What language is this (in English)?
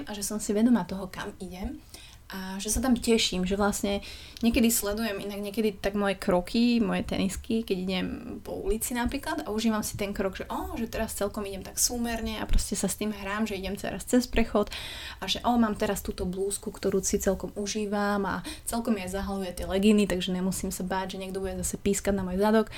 Slovak